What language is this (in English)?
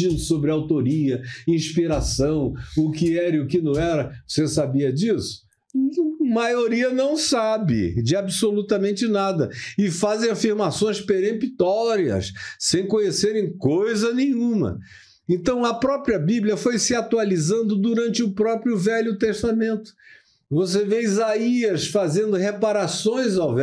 Portuguese